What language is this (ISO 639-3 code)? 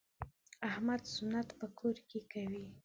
pus